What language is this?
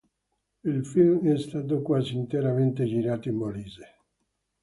Italian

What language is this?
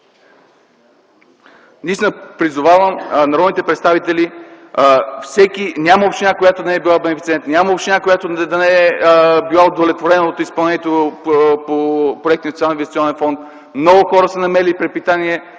Bulgarian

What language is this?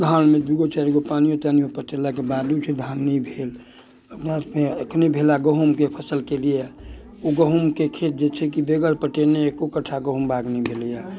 Maithili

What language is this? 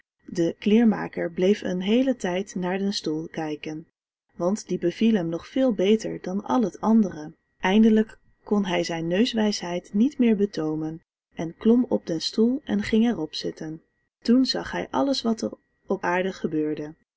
Dutch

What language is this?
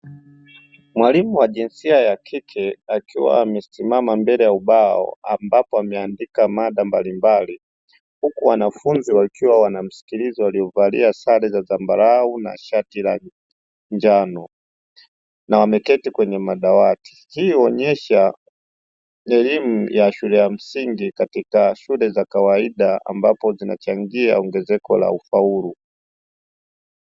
Swahili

